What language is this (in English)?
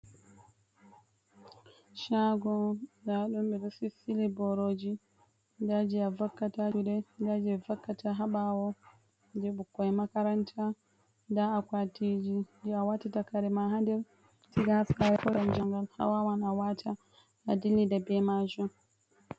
Fula